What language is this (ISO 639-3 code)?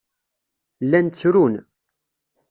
kab